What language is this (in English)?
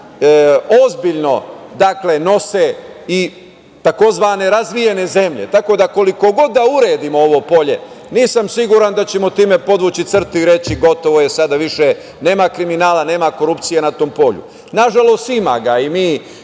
Serbian